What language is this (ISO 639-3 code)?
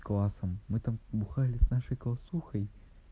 rus